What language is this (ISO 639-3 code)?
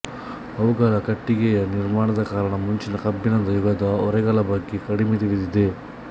kan